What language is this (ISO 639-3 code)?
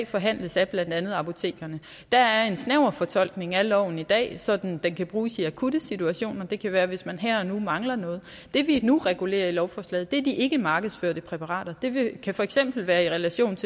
dan